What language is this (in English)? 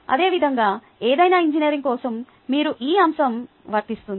Telugu